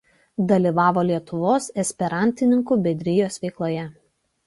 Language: Lithuanian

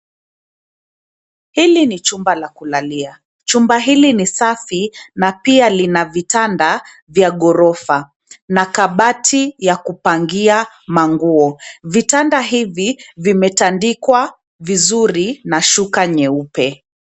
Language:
Swahili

